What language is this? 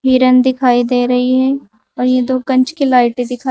Hindi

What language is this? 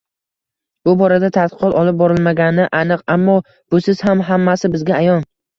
Uzbek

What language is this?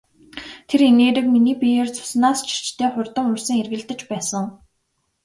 Mongolian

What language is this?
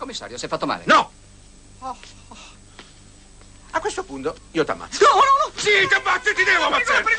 Italian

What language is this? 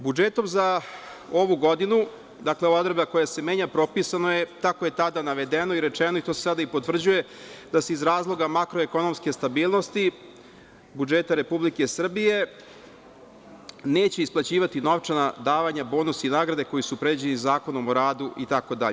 Serbian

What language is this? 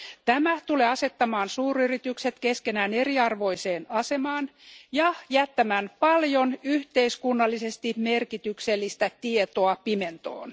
Finnish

